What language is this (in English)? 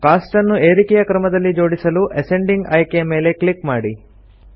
Kannada